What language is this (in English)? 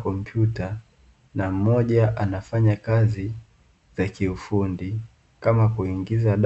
Swahili